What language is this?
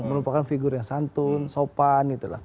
Indonesian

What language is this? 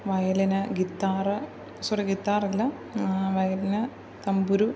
Malayalam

